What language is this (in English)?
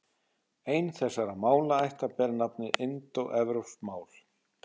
Icelandic